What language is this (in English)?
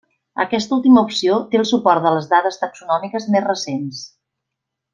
Catalan